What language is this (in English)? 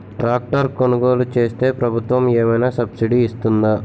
Telugu